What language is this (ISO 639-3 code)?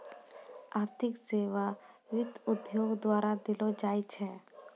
mai